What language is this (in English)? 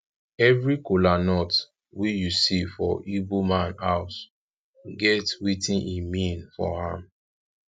Nigerian Pidgin